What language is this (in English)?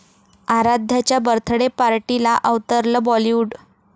Marathi